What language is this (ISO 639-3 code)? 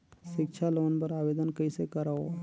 hne